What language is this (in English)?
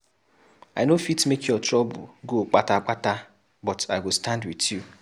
Nigerian Pidgin